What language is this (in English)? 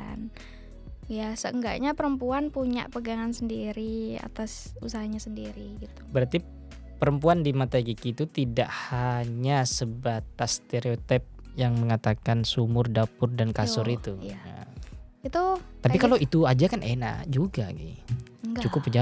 Indonesian